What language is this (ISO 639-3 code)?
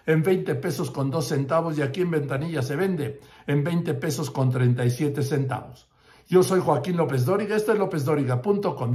spa